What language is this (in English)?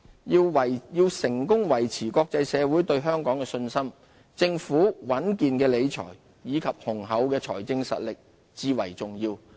Cantonese